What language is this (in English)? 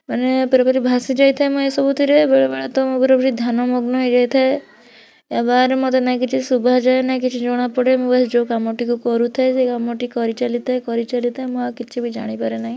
Odia